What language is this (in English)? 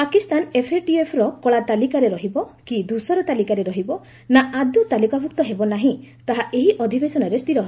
Odia